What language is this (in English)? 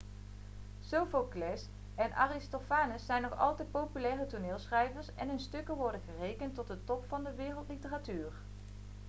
Dutch